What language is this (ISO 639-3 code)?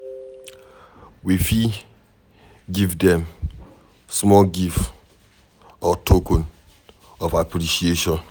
pcm